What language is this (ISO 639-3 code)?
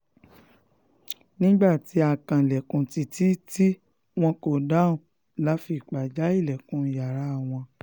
yor